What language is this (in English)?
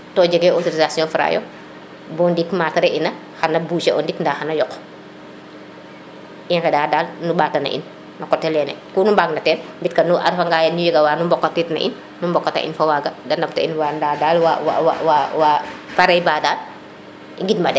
Serer